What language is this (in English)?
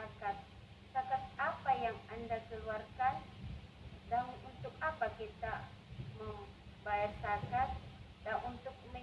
Indonesian